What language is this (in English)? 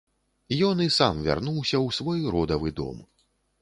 Belarusian